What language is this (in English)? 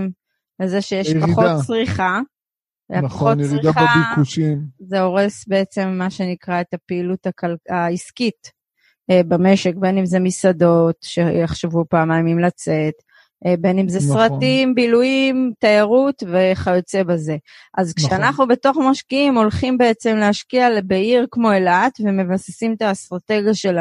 Hebrew